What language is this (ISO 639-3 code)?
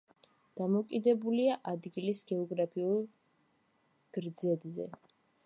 kat